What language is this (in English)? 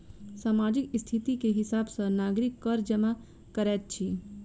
Maithili